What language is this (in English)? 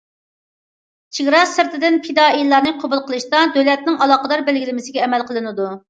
Uyghur